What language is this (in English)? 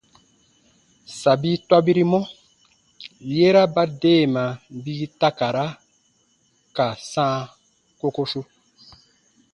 Baatonum